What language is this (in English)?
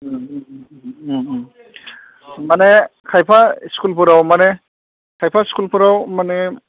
Bodo